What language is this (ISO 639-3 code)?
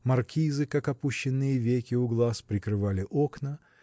rus